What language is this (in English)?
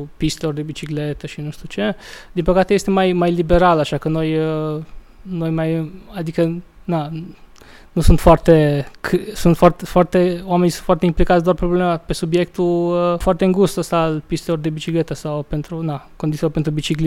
Romanian